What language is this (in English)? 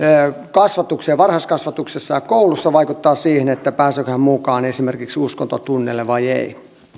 Finnish